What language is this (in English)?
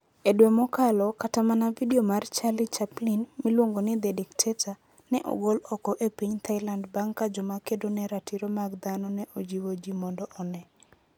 Luo (Kenya and Tanzania)